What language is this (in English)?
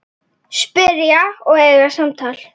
Icelandic